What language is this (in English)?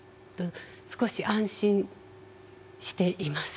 Japanese